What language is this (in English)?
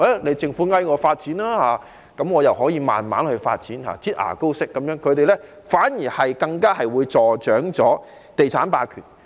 Cantonese